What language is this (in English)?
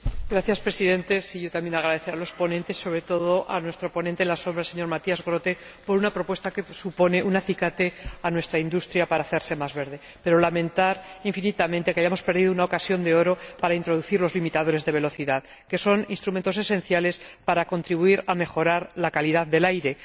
Spanish